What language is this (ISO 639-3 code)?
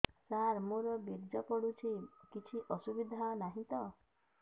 ori